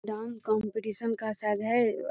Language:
Magahi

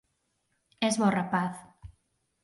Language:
Galician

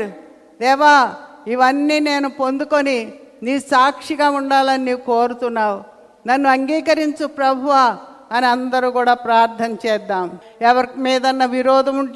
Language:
Telugu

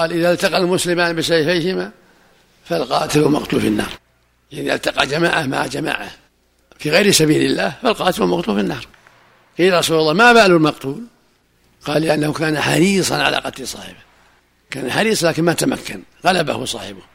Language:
Arabic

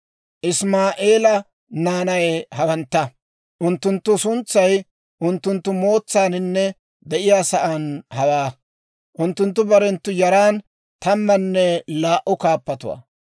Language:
Dawro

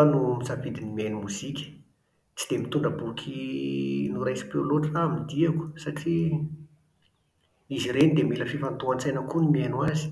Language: Malagasy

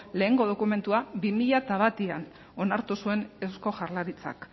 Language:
Basque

